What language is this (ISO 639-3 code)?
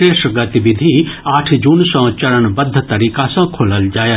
mai